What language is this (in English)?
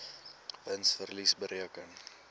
Afrikaans